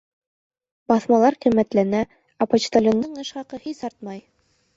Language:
Bashkir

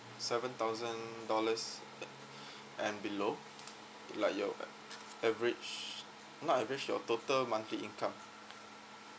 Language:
English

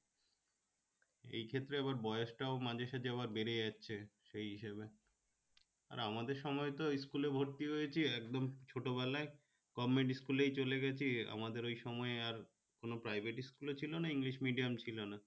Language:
Bangla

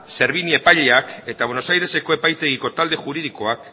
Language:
Basque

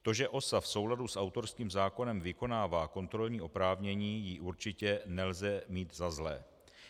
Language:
Czech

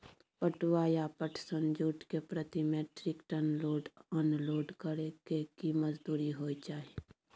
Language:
Maithili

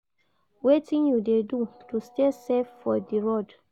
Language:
Nigerian Pidgin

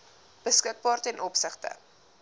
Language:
Afrikaans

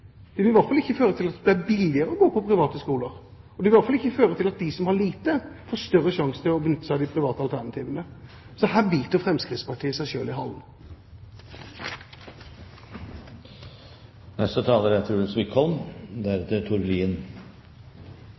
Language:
Norwegian Bokmål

